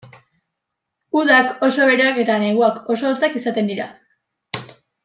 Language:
Basque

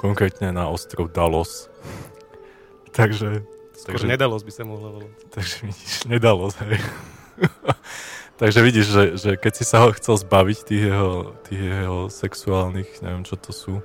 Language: Slovak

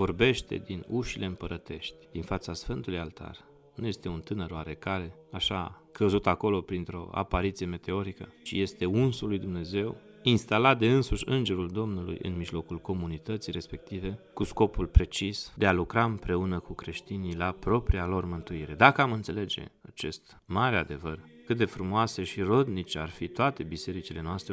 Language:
Romanian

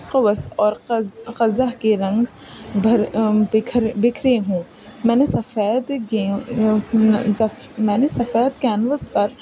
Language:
Urdu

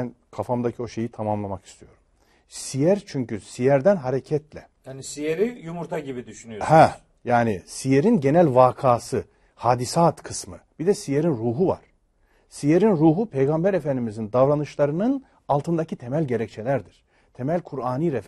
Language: Turkish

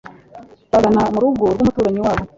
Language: Kinyarwanda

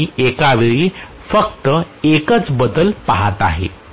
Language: Marathi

